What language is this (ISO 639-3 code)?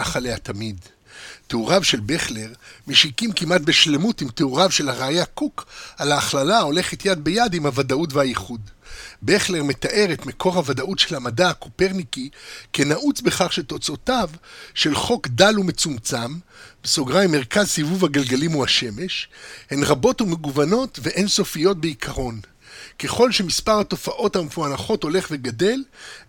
heb